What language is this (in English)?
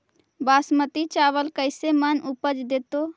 Magahi